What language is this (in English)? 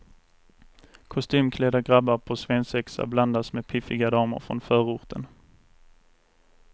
Swedish